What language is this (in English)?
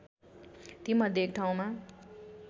Nepali